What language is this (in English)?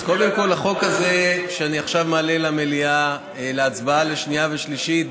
Hebrew